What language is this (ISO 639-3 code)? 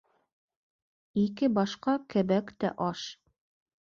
bak